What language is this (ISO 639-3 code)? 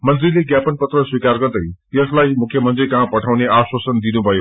nep